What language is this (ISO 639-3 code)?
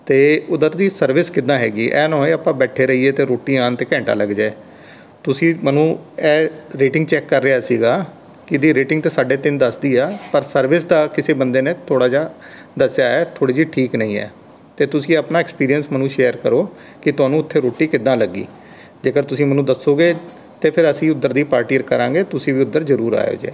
pan